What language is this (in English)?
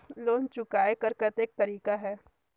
Chhattisgarhi